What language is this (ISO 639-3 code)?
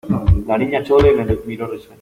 spa